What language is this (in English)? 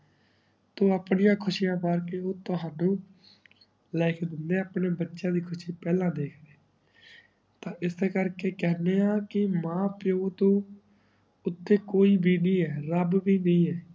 Punjabi